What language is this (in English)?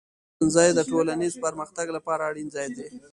Pashto